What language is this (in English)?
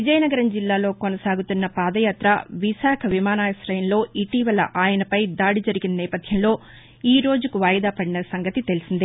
Telugu